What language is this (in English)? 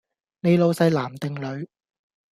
Cantonese